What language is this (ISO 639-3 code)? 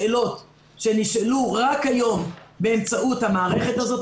heb